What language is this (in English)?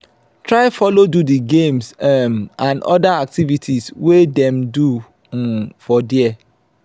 Nigerian Pidgin